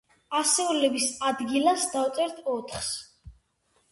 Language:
Georgian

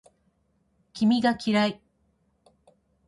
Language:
Japanese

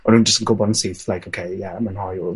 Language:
Welsh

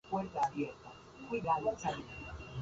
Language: Spanish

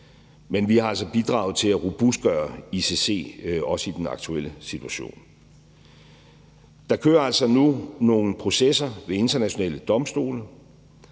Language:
Danish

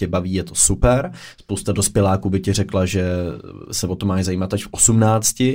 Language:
Czech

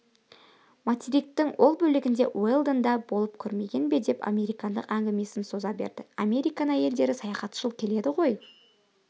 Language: Kazakh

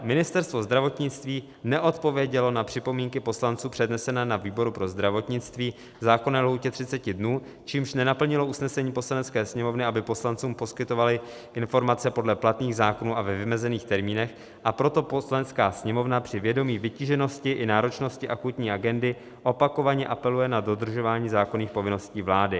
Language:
Czech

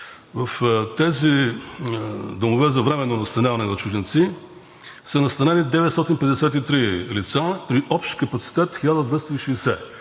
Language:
Bulgarian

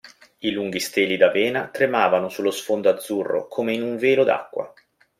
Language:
Italian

